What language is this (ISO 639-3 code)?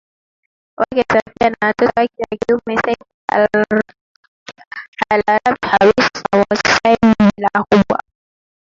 swa